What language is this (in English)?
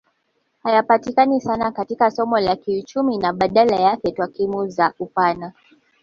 Swahili